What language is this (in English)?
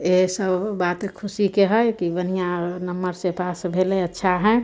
Maithili